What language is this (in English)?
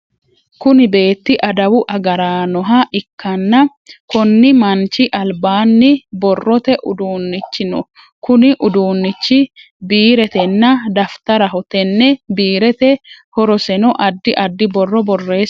Sidamo